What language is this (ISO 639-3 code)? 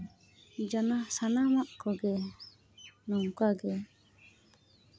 sat